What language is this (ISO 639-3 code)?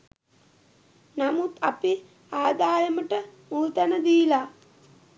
sin